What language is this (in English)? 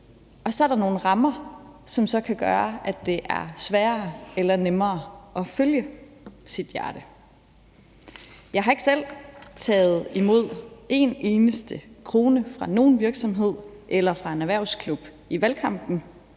Danish